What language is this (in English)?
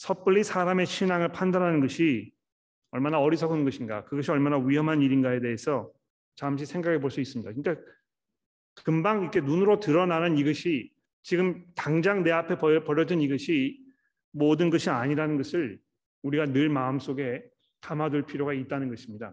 Korean